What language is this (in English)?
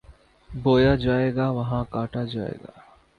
Urdu